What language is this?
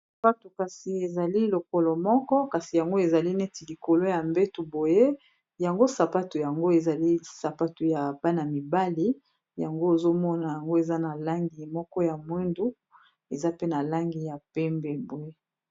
Lingala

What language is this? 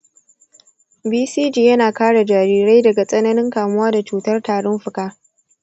Hausa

